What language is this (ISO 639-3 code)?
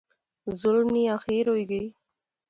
phr